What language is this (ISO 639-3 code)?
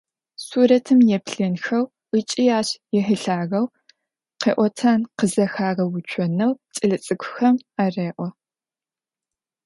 ady